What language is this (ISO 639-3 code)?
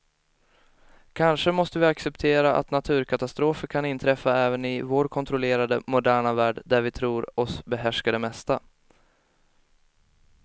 swe